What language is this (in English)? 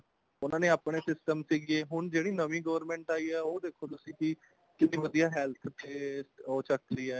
Punjabi